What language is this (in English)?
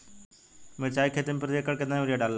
Bhojpuri